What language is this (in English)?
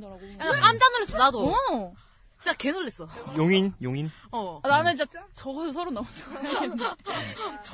Korean